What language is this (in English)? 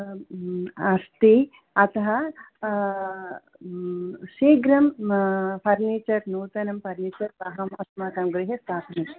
Sanskrit